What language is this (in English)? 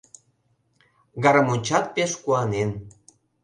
Mari